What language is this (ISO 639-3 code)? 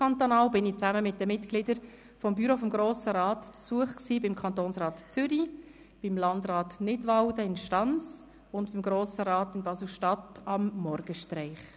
gsw